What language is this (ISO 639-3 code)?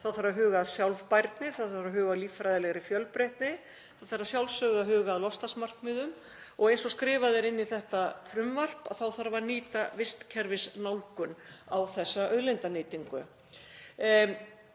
isl